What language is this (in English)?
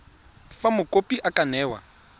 Tswana